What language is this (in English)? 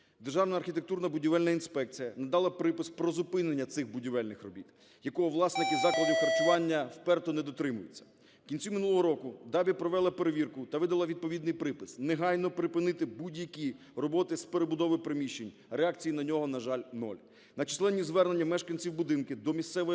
Ukrainian